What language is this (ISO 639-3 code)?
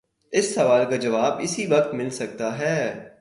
urd